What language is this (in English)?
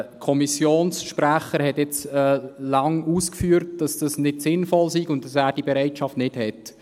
Swiss German